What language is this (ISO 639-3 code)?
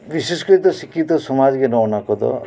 sat